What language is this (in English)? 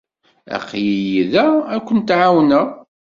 Kabyle